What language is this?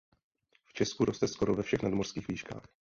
Czech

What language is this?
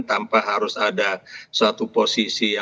Indonesian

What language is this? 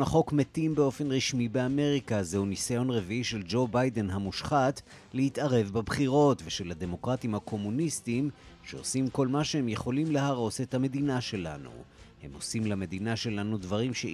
Hebrew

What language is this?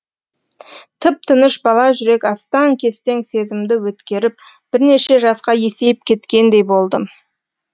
Kazakh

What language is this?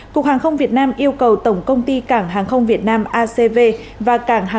Vietnamese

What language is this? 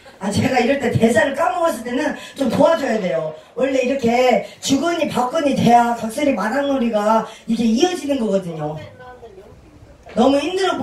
Korean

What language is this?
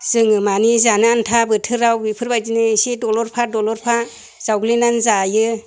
Bodo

